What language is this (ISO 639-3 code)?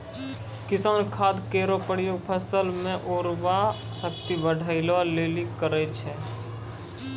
mai